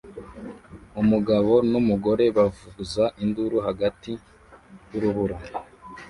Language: Kinyarwanda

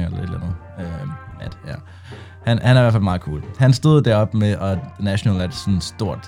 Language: Danish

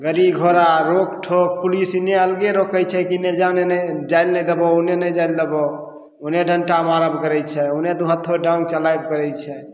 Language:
Maithili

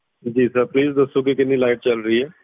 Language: Punjabi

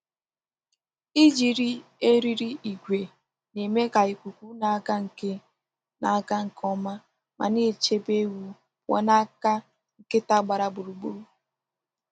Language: Igbo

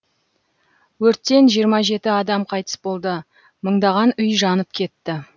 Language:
Kazakh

